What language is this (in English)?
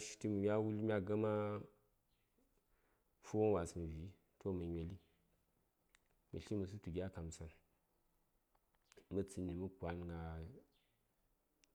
Saya